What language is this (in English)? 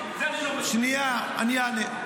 Hebrew